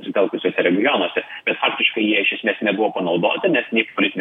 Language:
Lithuanian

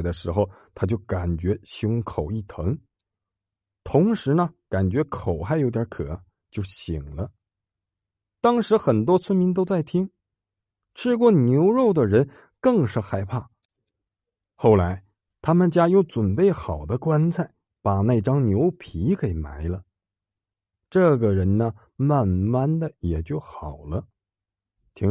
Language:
Chinese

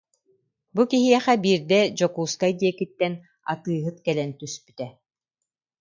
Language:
Yakut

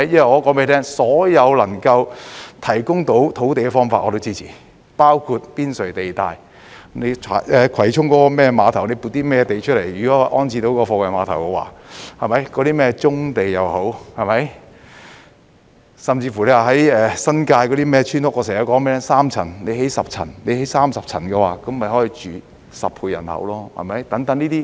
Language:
Cantonese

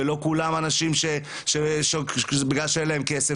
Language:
Hebrew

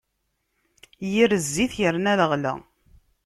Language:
Kabyle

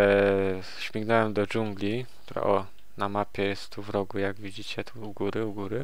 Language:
Polish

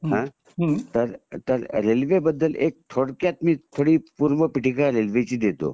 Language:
Marathi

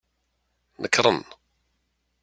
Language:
Kabyle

